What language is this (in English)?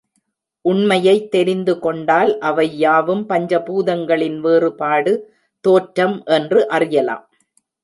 Tamil